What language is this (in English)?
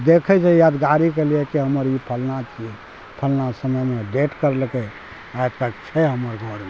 Maithili